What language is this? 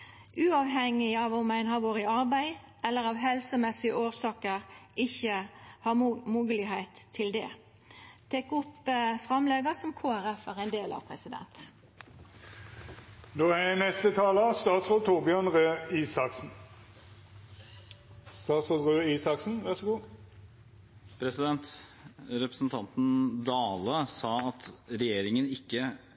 Norwegian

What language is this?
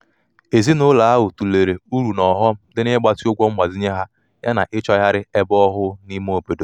Igbo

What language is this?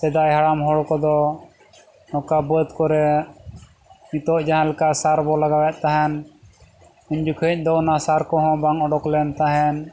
Santali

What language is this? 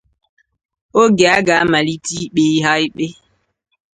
Igbo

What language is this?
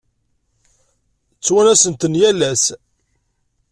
Kabyle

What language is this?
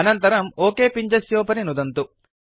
Sanskrit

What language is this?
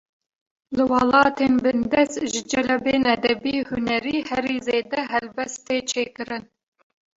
Kurdish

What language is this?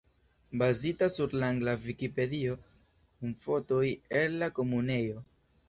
Esperanto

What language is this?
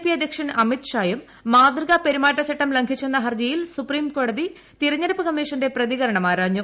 Malayalam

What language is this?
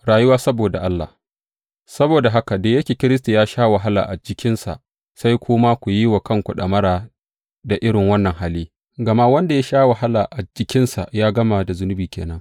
Hausa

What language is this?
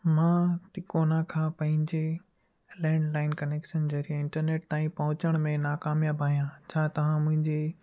Sindhi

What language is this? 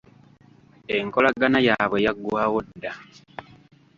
Ganda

